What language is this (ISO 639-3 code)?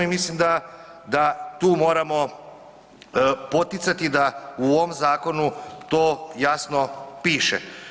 hrv